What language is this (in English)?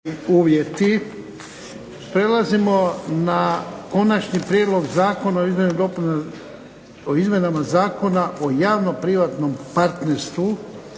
Croatian